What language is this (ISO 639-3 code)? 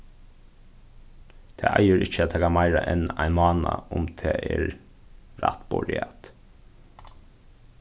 fao